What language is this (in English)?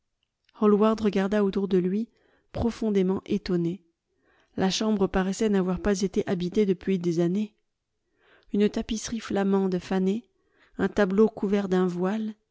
French